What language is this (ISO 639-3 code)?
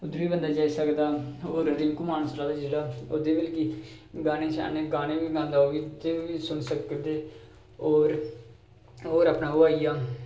doi